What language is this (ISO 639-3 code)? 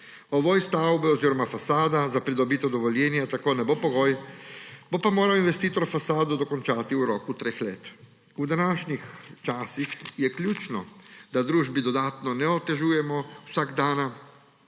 slv